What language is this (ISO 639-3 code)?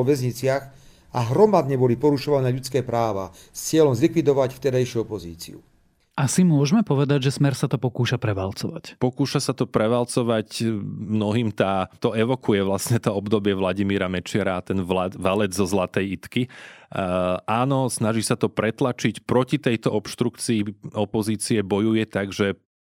slk